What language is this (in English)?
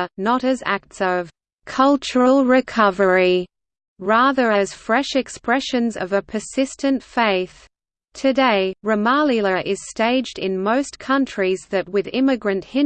English